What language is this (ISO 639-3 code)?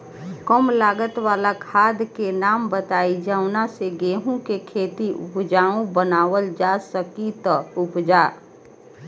bho